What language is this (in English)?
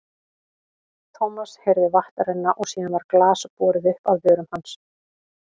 Icelandic